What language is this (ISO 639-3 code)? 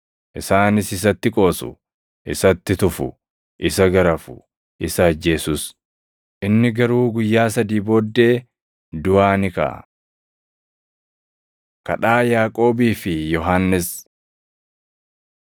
orm